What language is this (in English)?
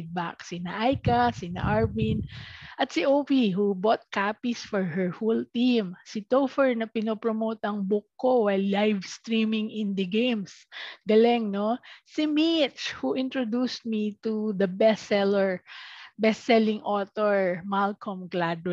Filipino